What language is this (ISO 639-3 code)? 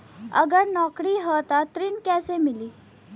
bho